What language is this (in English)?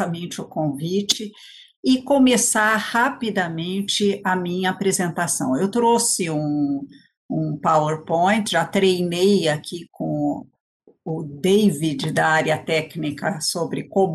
Portuguese